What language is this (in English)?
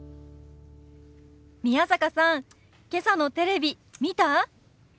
Japanese